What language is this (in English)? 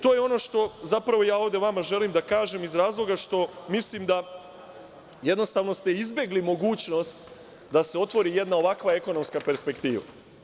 Serbian